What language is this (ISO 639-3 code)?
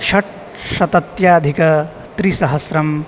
san